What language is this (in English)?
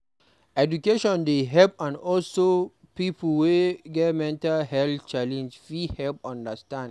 Nigerian Pidgin